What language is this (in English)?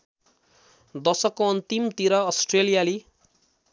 Nepali